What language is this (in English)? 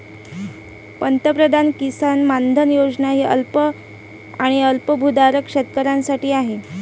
Marathi